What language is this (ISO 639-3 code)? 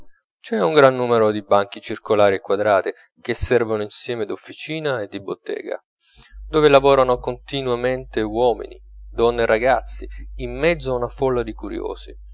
ita